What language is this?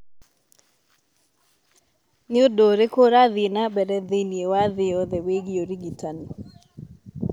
Kikuyu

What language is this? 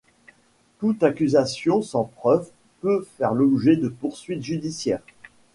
French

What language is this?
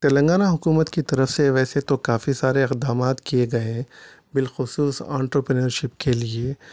Urdu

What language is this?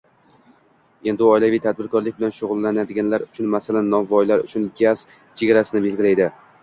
Uzbek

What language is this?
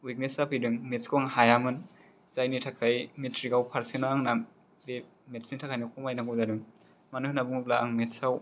Bodo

